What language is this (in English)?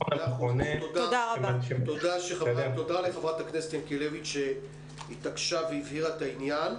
Hebrew